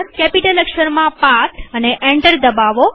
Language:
Gujarati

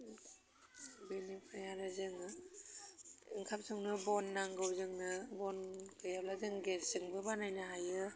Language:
Bodo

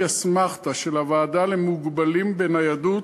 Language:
Hebrew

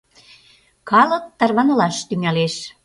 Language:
Mari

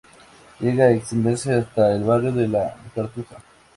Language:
Spanish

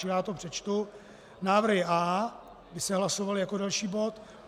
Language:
Czech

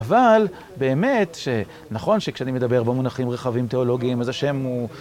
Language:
Hebrew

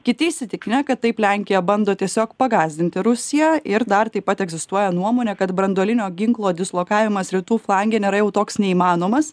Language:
Lithuanian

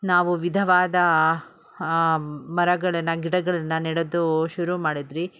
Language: Kannada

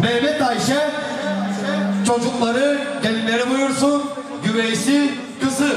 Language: Turkish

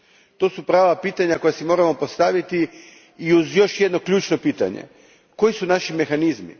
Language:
Croatian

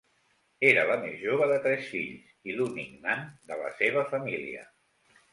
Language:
Catalan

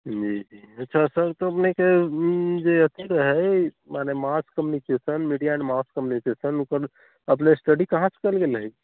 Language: Maithili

